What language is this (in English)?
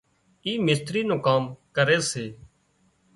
Wadiyara Koli